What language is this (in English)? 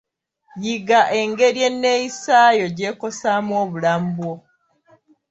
Ganda